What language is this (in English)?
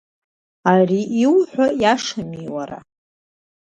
Abkhazian